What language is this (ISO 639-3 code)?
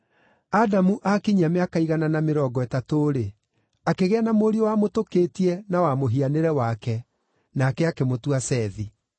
kik